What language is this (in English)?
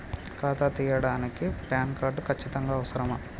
Telugu